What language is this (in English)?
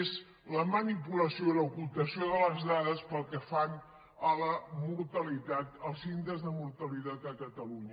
Catalan